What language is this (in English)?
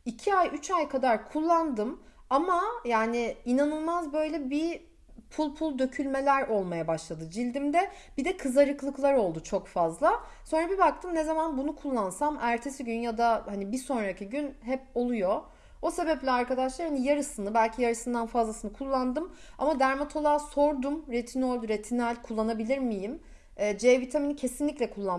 Turkish